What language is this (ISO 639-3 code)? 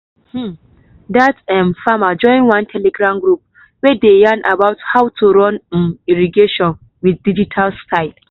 pcm